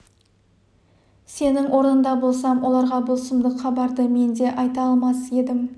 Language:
Kazakh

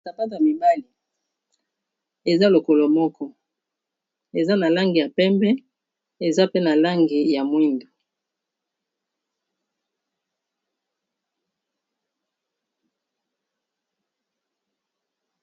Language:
Lingala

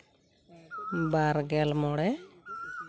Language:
Santali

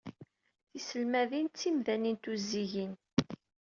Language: Kabyle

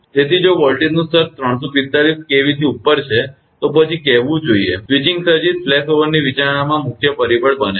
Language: Gujarati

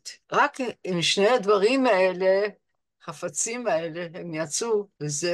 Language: Hebrew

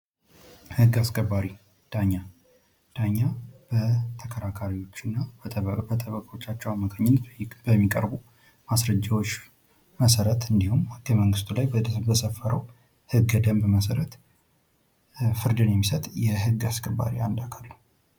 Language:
Amharic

